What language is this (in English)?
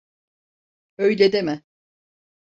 Turkish